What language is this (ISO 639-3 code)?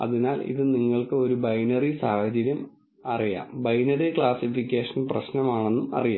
mal